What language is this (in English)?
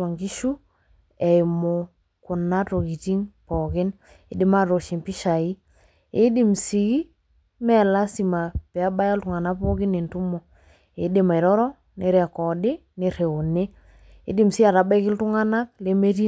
Masai